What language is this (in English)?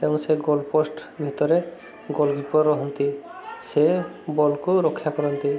Odia